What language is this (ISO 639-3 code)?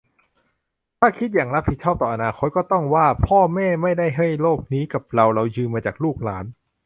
tha